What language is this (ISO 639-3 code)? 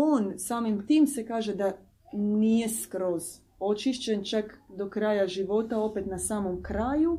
hrv